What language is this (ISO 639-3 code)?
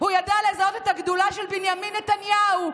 heb